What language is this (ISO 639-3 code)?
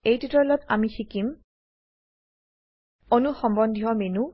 asm